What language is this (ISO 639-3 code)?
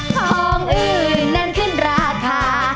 tha